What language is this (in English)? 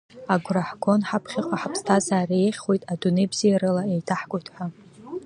Abkhazian